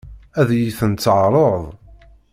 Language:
Kabyle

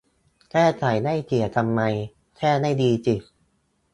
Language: Thai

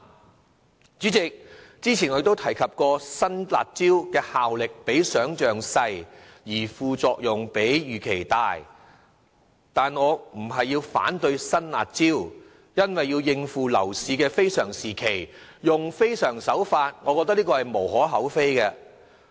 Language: Cantonese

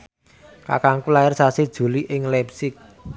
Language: Javanese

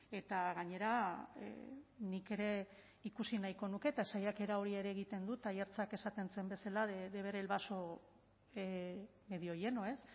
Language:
Basque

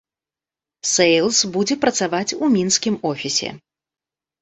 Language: Belarusian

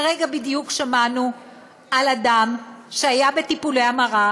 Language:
Hebrew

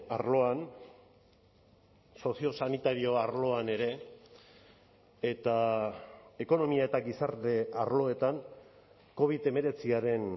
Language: Basque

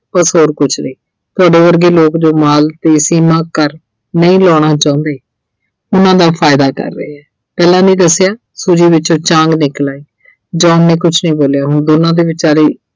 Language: Punjabi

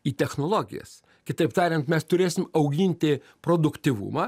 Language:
Lithuanian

